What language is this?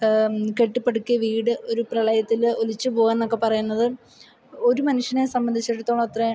Malayalam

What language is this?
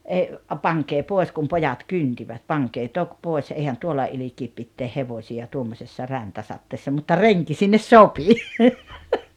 Finnish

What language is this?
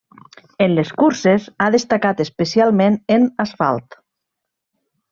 Catalan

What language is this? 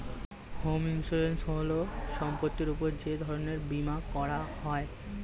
Bangla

